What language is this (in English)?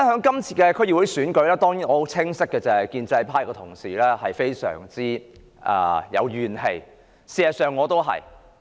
Cantonese